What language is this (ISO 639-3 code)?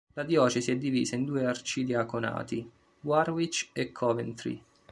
ita